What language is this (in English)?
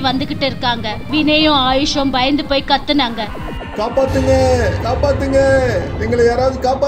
Hindi